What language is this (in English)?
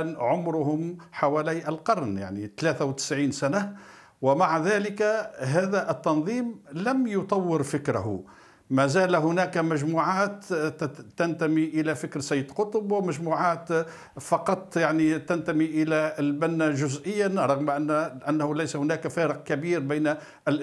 Arabic